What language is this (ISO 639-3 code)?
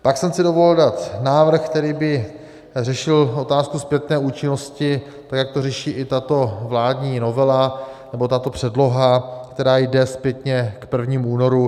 ces